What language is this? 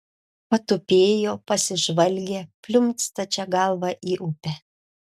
Lithuanian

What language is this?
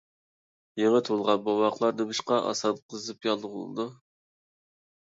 Uyghur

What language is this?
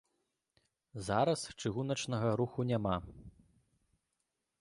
Belarusian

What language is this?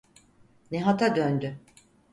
Turkish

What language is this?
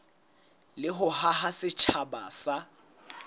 Southern Sotho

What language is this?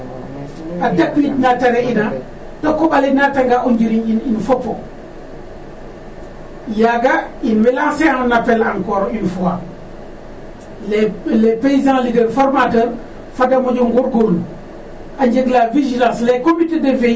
Serer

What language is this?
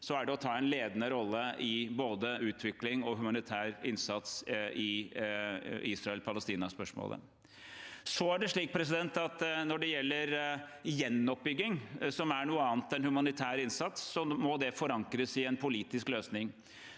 Norwegian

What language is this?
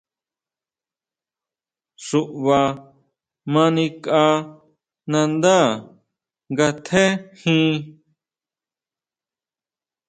Huautla Mazatec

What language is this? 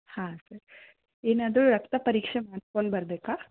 Kannada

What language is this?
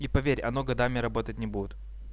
Russian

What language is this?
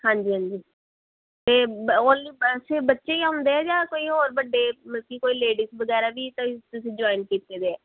Punjabi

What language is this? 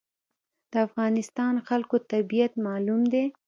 Pashto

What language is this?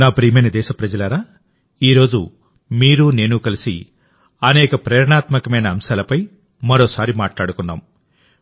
Telugu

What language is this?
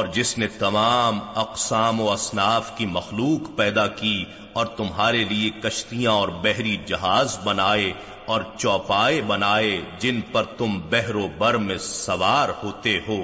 Urdu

